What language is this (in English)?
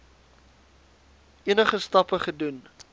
Afrikaans